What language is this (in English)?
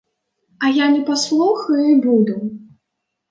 Belarusian